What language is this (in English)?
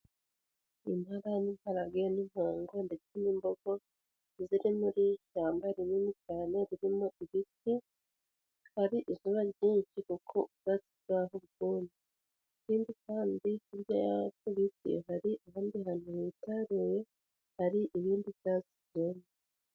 Kinyarwanda